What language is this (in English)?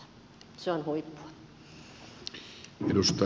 Finnish